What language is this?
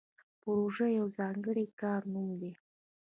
Pashto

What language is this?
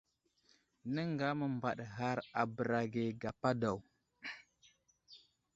Wuzlam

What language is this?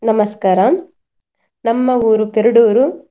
Kannada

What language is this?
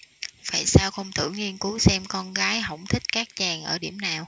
Vietnamese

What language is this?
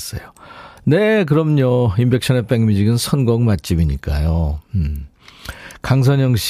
Korean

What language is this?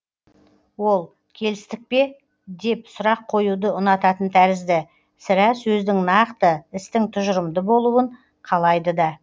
Kazakh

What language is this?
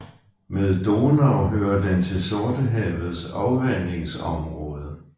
Danish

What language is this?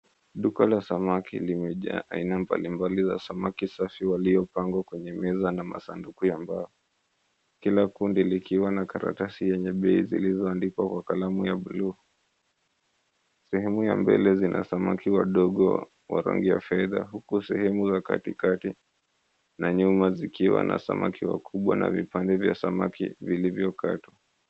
Swahili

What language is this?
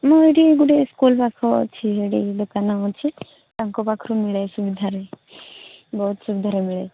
Odia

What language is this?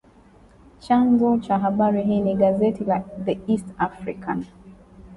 Swahili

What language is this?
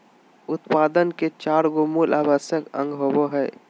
Magahi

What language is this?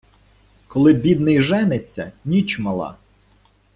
Ukrainian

